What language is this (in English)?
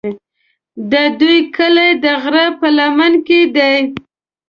Pashto